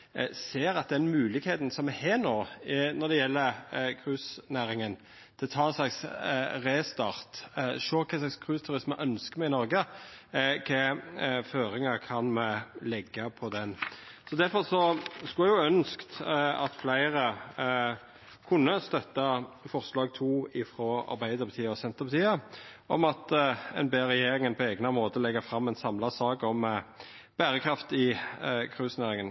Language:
Norwegian Nynorsk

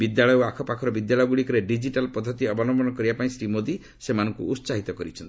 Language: Odia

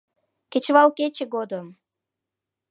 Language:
Mari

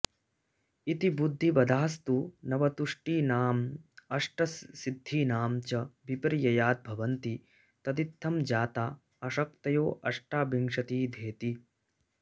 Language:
Sanskrit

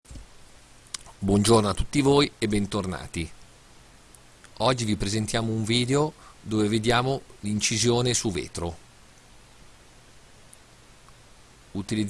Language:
Italian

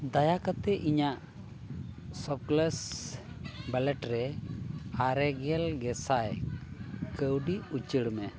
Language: Santali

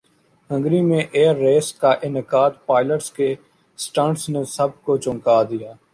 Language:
Urdu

